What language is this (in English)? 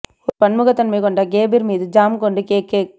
Tamil